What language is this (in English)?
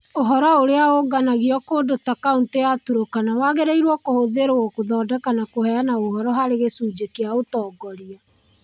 Kikuyu